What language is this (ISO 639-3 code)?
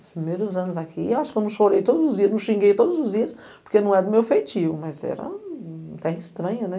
por